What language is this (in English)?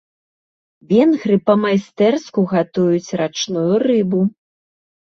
Belarusian